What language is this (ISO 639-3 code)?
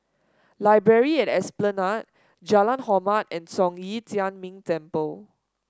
eng